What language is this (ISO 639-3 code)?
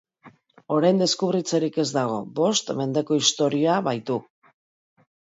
eus